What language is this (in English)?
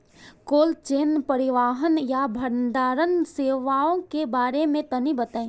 Bhojpuri